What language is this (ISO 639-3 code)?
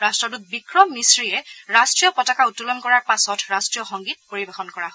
asm